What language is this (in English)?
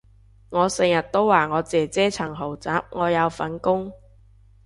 Cantonese